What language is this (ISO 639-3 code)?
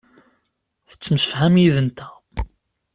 kab